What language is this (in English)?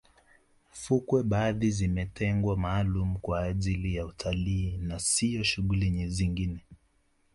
Swahili